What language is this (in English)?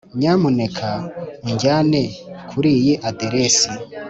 Kinyarwanda